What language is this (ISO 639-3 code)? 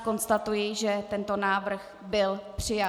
ces